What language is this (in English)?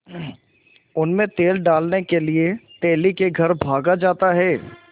Hindi